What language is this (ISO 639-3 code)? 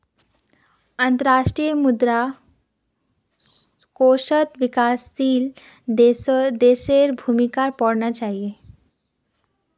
mag